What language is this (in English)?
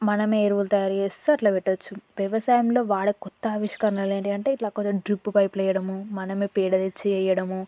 Telugu